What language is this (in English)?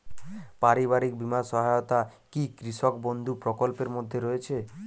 Bangla